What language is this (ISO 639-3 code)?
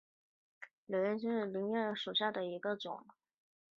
zho